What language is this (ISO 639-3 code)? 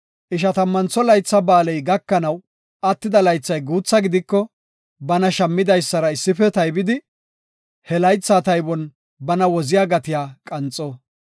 gof